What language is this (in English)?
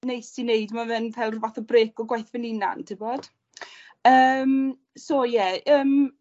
Welsh